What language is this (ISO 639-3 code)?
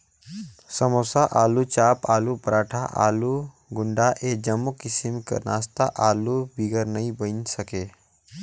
hne